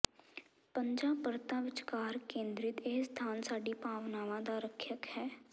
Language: Punjabi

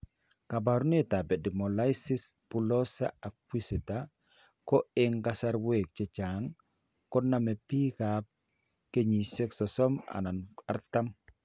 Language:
Kalenjin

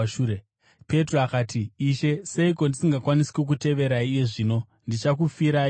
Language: Shona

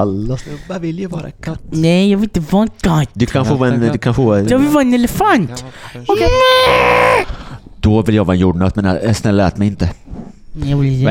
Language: Swedish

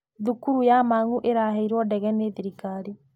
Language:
Kikuyu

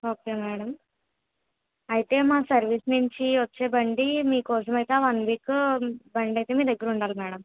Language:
Telugu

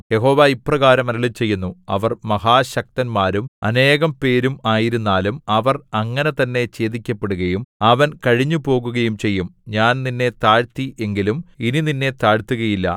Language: Malayalam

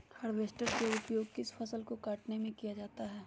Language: Magahi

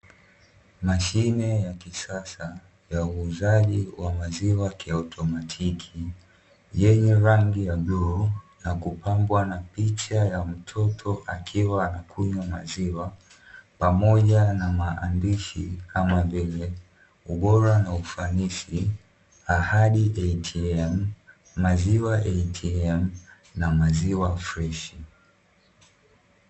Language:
Swahili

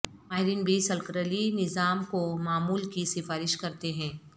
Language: Urdu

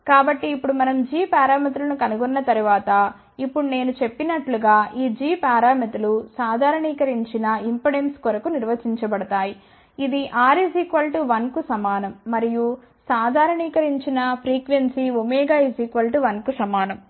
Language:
Telugu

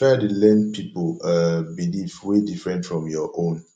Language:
Nigerian Pidgin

